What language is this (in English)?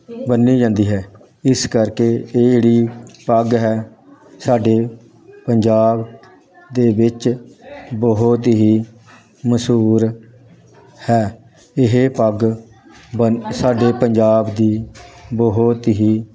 Punjabi